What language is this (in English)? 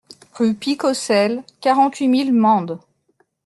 French